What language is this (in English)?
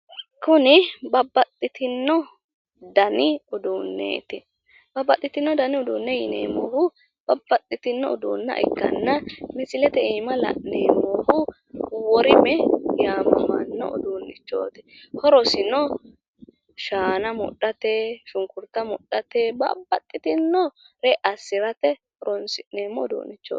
Sidamo